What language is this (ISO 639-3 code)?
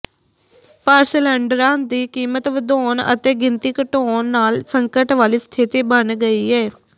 pan